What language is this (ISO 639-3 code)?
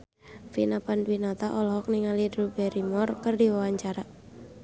sun